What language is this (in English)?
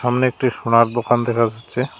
Bangla